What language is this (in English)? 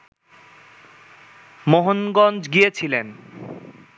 Bangla